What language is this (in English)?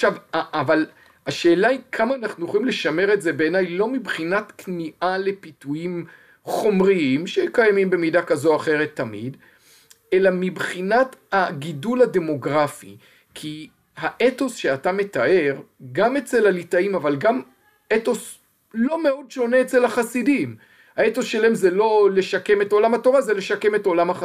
Hebrew